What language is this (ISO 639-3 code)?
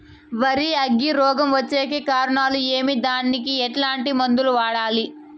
tel